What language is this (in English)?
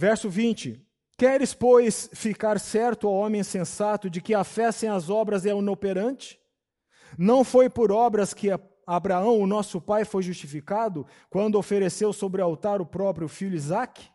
Portuguese